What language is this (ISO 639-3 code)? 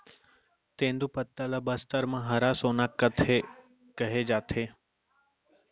hne